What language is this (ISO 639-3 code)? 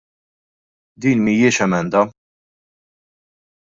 mlt